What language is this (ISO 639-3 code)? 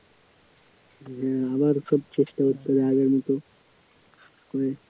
ben